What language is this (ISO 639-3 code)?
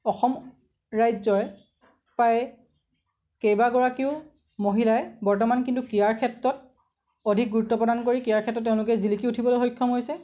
asm